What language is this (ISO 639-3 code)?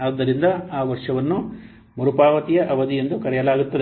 kan